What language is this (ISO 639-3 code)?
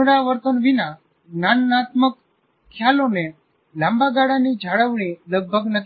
guj